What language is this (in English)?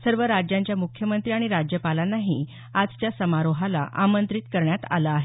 Marathi